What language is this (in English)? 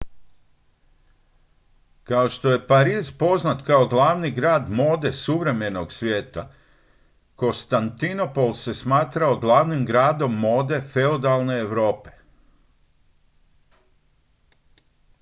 Croatian